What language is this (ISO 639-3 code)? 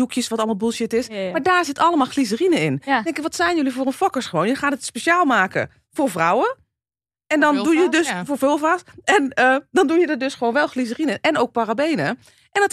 nld